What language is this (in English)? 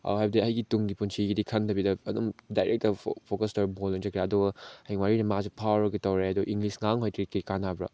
Manipuri